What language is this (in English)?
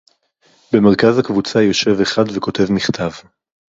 Hebrew